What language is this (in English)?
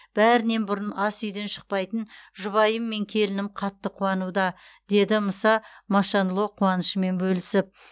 Kazakh